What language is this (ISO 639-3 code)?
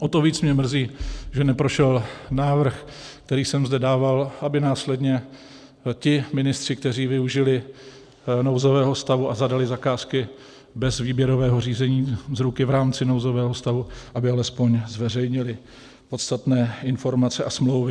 ces